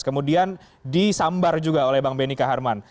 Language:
Indonesian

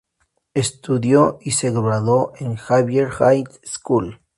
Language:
Spanish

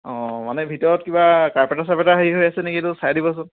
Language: Assamese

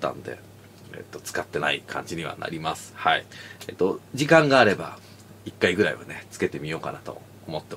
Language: Japanese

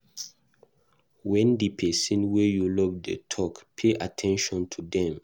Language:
Nigerian Pidgin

